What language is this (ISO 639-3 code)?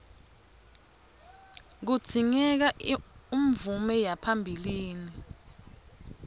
ssw